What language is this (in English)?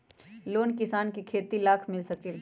Magahi